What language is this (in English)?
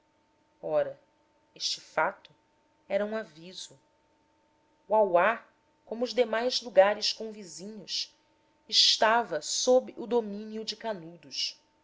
Portuguese